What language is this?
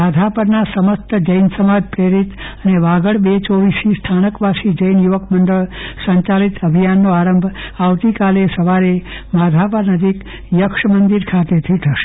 Gujarati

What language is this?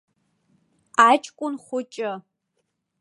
Abkhazian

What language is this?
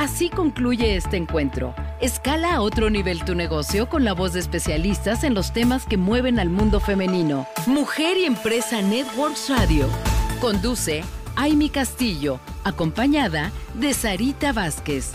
Spanish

